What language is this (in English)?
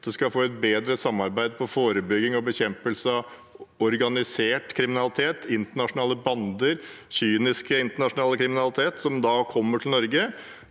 Norwegian